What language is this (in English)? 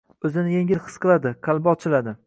Uzbek